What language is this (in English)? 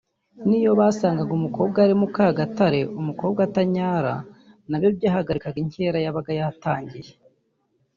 Kinyarwanda